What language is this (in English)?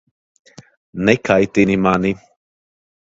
Latvian